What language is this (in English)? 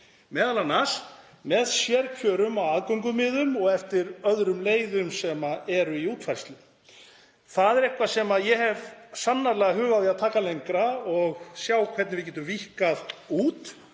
Icelandic